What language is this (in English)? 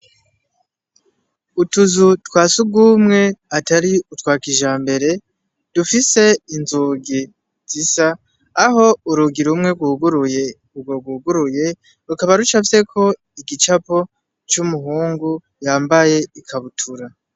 Rundi